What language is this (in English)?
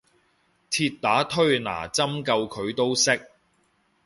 Cantonese